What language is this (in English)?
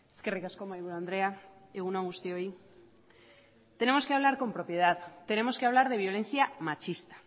Spanish